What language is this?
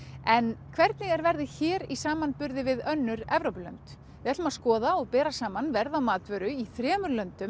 Icelandic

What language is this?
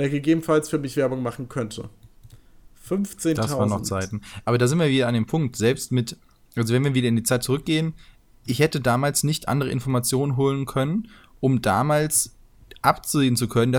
German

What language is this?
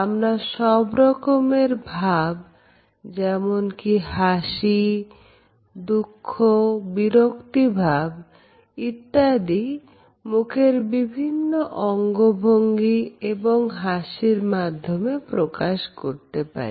Bangla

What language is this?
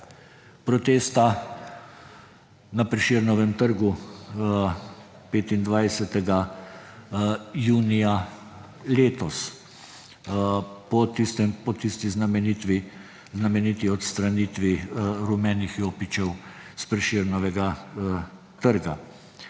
Slovenian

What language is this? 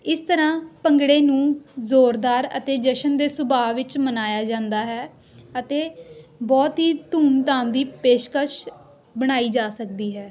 Punjabi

